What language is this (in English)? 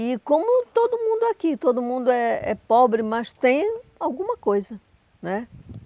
Portuguese